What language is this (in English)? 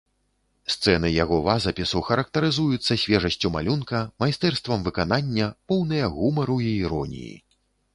Belarusian